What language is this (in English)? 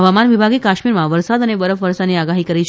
Gujarati